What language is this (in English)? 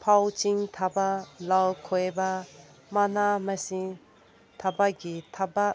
Manipuri